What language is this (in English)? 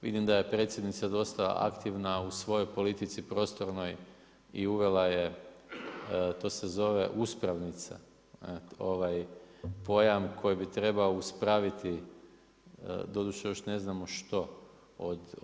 Croatian